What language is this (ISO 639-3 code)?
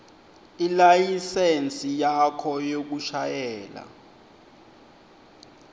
ssw